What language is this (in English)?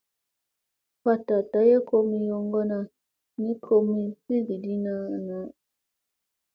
Musey